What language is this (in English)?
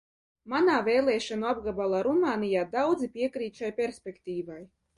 Latvian